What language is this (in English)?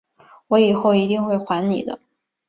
Chinese